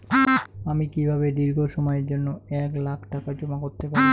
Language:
Bangla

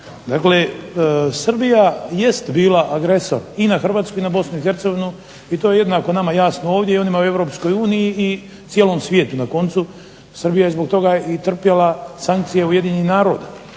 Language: Croatian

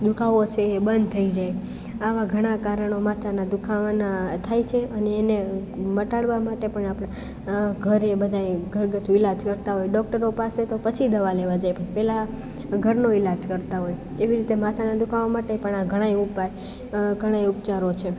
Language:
Gujarati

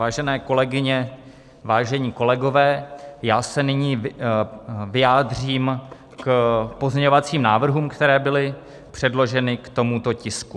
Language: Czech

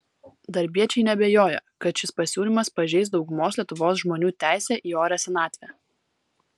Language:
Lithuanian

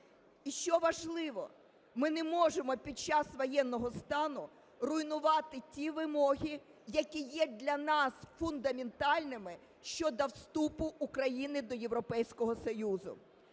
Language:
Ukrainian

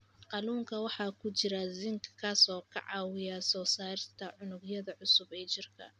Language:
Somali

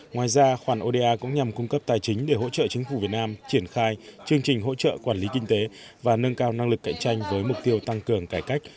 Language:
Vietnamese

